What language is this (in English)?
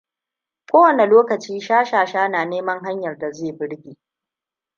Hausa